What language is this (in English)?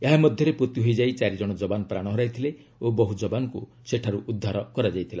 Odia